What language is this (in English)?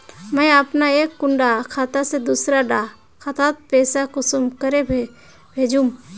Magahi